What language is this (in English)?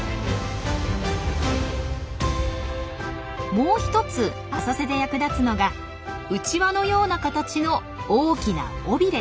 Japanese